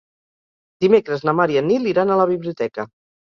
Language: Catalan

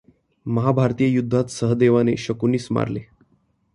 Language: Marathi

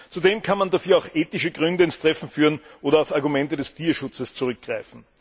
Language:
German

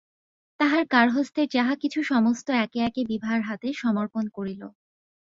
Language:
Bangla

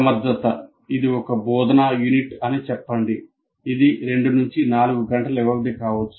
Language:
Telugu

